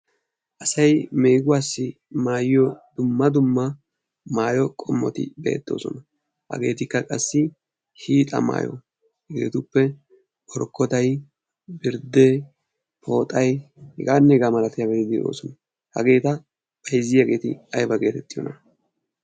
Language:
Wolaytta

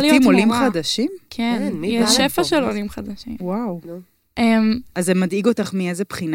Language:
Hebrew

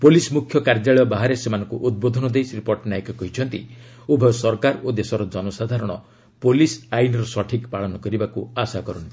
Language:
Odia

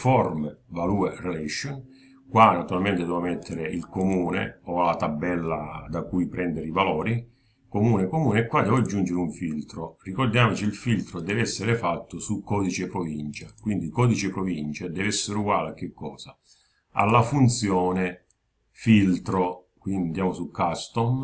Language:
Italian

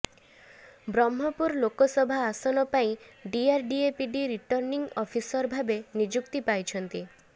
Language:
Odia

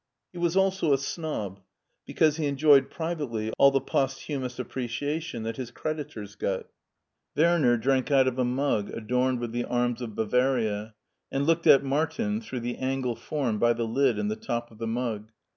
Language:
English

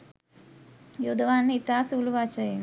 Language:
Sinhala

